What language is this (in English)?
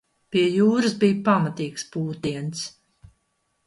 Latvian